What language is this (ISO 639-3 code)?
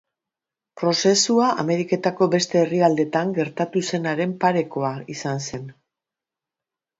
eus